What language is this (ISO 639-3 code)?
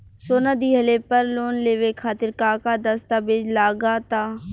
bho